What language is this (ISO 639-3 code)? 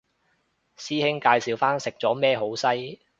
yue